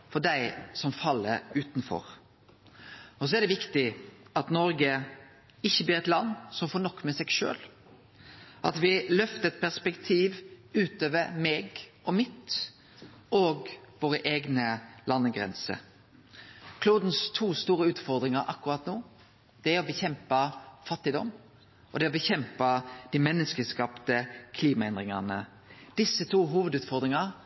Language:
Norwegian Nynorsk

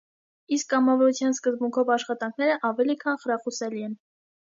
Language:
Armenian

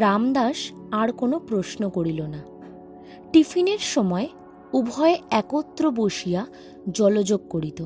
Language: Bangla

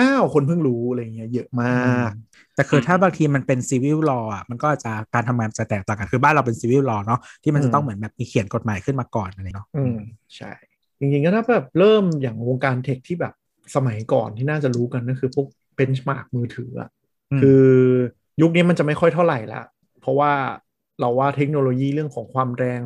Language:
Thai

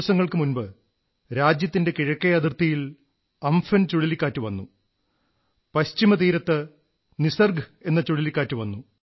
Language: Malayalam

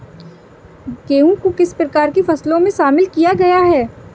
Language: Hindi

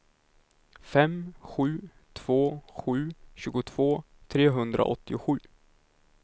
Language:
Swedish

